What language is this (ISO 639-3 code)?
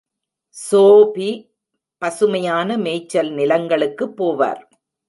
tam